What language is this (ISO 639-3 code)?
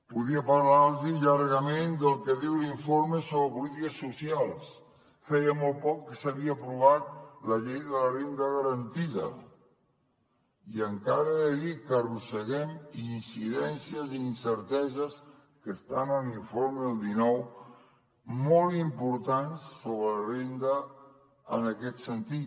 cat